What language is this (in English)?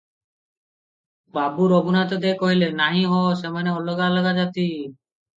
Odia